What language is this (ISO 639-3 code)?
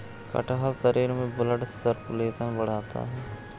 hin